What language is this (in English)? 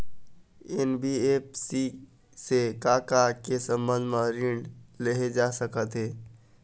Chhattisgarhi